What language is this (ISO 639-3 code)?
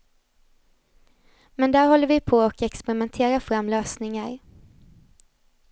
swe